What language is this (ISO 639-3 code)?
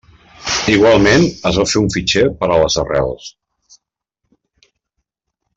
cat